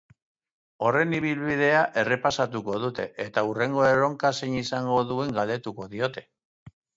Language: Basque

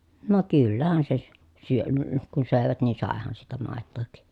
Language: Finnish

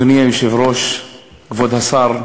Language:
Hebrew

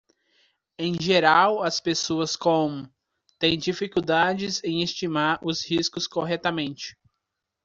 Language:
Portuguese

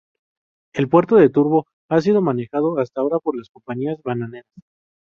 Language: Spanish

